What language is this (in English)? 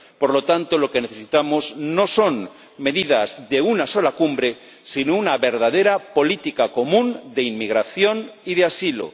Spanish